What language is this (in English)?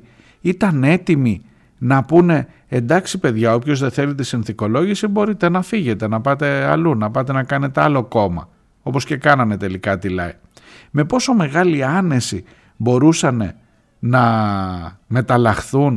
Greek